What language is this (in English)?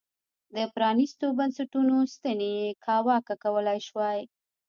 Pashto